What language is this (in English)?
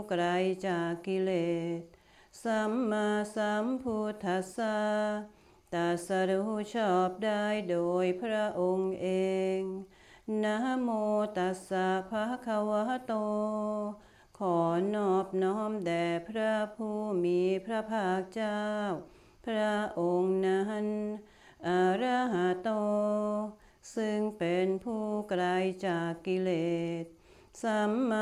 Thai